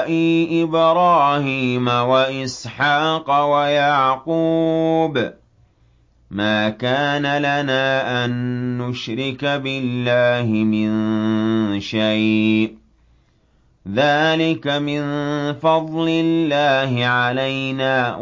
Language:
Arabic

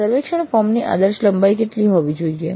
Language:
Gujarati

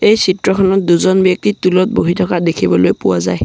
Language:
Assamese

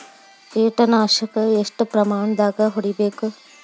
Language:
Kannada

